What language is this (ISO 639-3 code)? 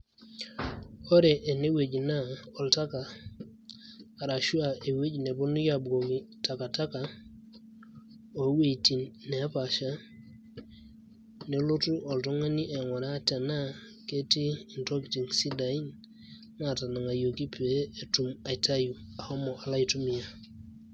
mas